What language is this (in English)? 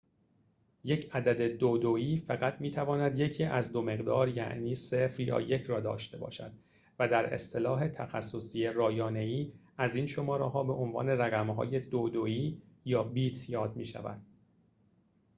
Persian